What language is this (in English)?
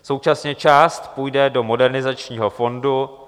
Czech